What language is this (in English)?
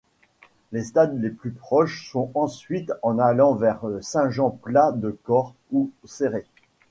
French